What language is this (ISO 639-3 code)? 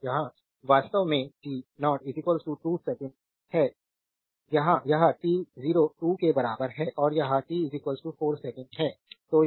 hin